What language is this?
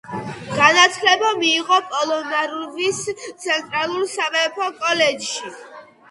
Georgian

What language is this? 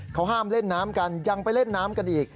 Thai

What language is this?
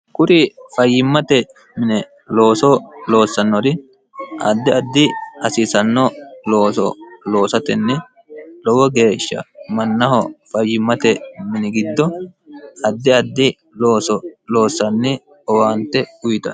Sidamo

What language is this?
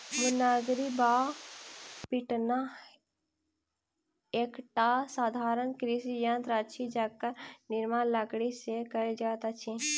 Maithili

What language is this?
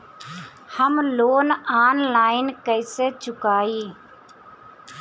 Bhojpuri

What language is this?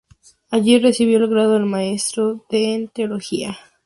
Spanish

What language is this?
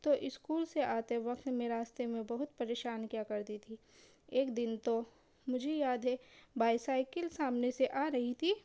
Urdu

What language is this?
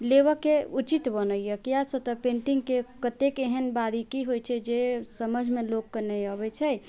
Maithili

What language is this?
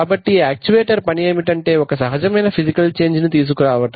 Telugu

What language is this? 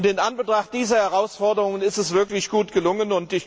German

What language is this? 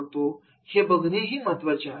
Marathi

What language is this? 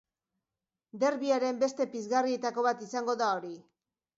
Basque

